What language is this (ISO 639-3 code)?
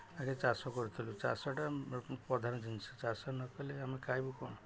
ori